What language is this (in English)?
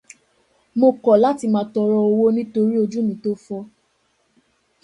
Yoruba